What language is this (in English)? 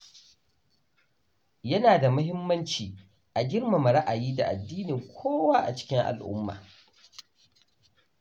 Hausa